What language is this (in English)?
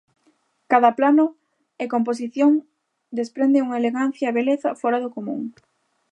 Galician